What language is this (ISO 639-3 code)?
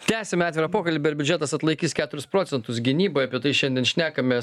lit